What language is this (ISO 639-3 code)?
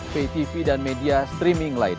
ind